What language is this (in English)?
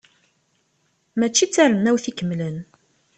Kabyle